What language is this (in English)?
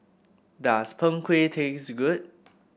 English